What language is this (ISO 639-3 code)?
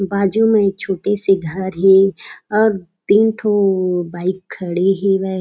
hne